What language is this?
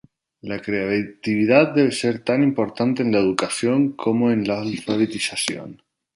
Spanish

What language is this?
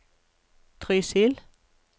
Norwegian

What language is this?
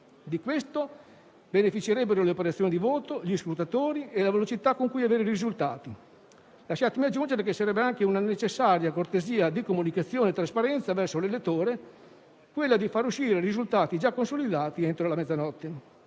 Italian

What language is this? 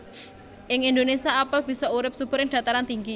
Javanese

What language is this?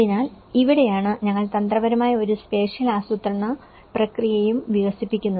Malayalam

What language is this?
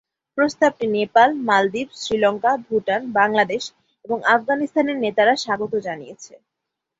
Bangla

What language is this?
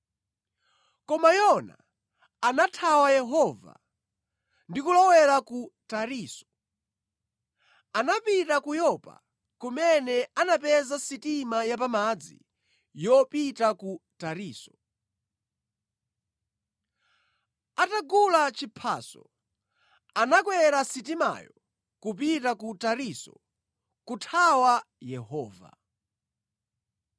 Nyanja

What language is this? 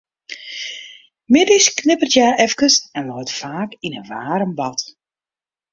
Western Frisian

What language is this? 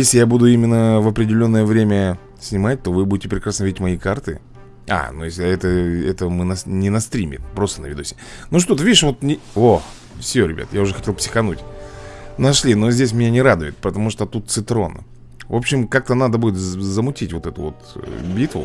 Russian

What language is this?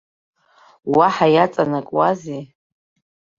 Abkhazian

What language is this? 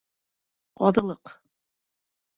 Bashkir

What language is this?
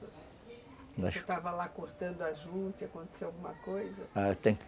Portuguese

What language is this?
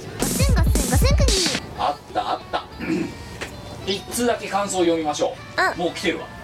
Japanese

